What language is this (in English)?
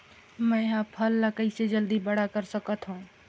Chhattisgarhi